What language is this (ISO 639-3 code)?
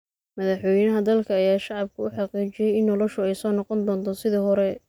som